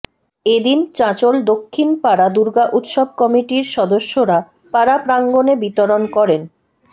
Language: Bangla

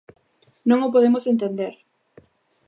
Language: Galician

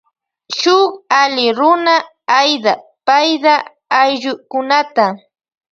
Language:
Loja Highland Quichua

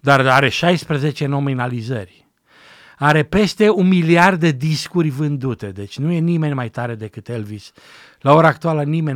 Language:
Romanian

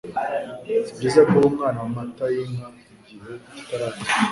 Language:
Kinyarwanda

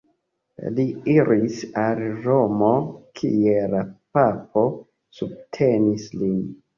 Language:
Esperanto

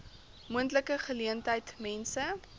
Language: Afrikaans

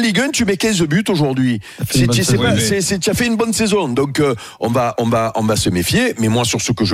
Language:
French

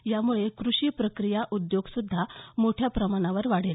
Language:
Marathi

